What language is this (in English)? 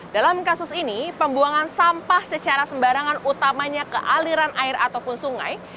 Indonesian